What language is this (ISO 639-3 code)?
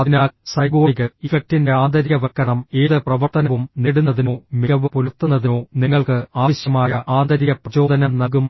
mal